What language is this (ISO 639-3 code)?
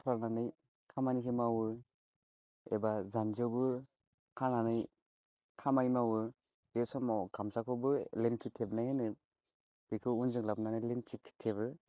brx